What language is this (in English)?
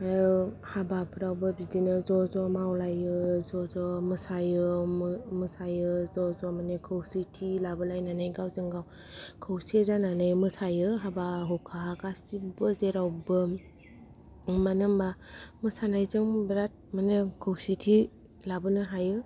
Bodo